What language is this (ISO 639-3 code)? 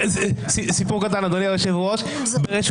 heb